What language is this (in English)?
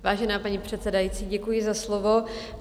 Czech